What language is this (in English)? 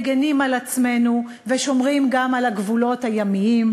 Hebrew